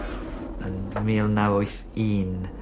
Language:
Welsh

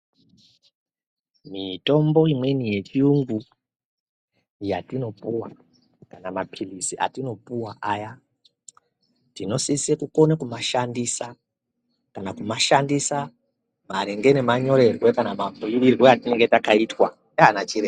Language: Ndau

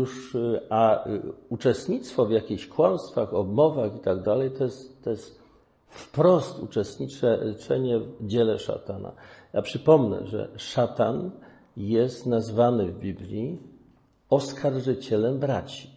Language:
Polish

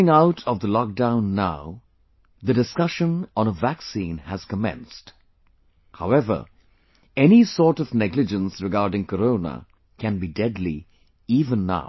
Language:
English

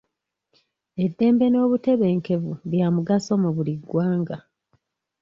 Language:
Ganda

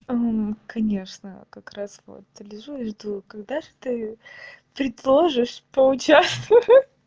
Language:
Russian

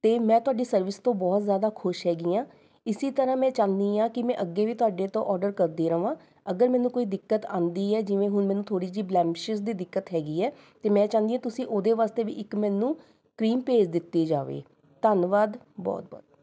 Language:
Punjabi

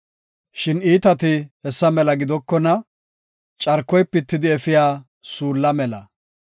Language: Gofa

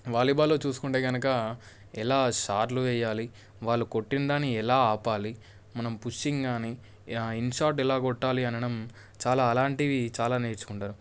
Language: Telugu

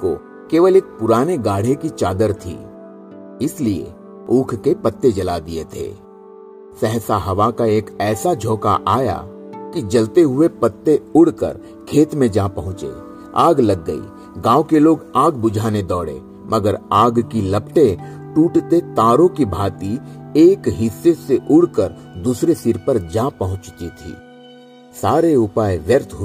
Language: Hindi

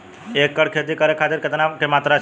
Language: Bhojpuri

